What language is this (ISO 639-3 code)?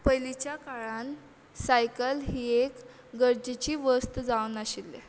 kok